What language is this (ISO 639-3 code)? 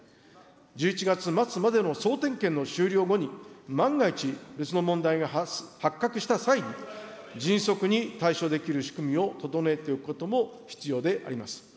jpn